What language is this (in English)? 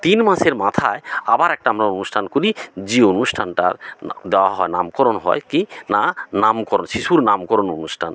Bangla